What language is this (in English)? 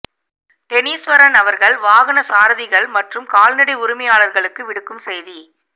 Tamil